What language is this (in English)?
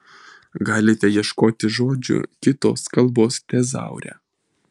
Lithuanian